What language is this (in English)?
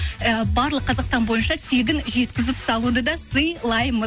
Kazakh